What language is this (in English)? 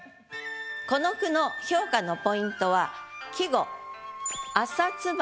Japanese